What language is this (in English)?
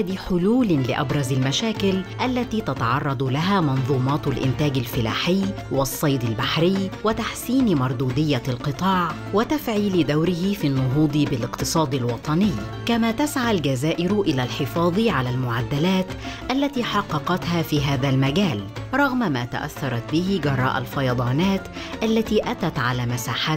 Arabic